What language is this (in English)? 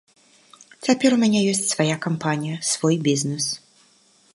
Belarusian